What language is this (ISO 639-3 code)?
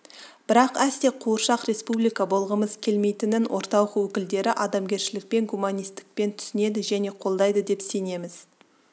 kaz